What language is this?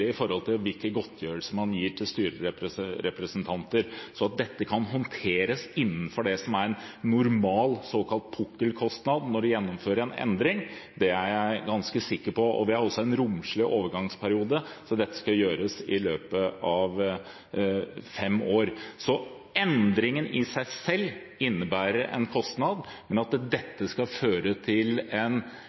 Norwegian Bokmål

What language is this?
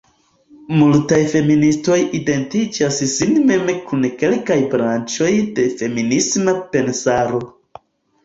Esperanto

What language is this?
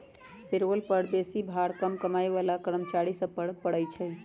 Magahi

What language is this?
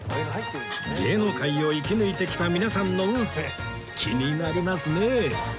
Japanese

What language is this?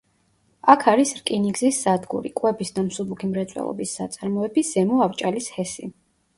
Georgian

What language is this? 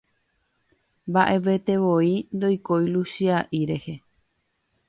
Guarani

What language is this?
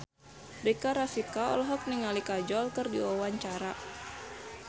Sundanese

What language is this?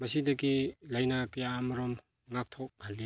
Manipuri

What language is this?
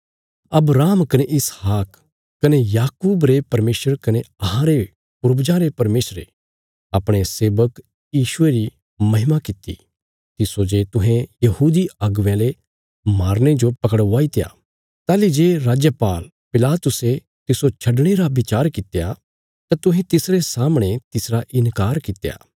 Bilaspuri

